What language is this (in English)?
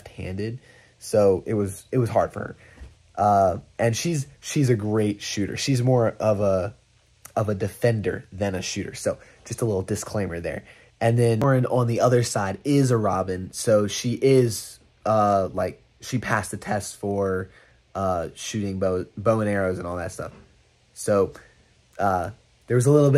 English